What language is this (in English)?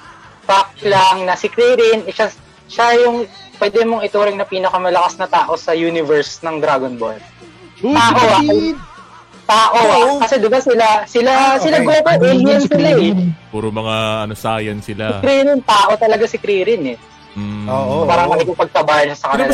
Filipino